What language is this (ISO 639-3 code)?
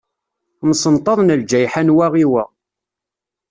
kab